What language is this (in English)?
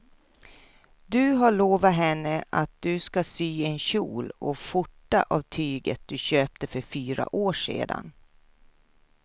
Swedish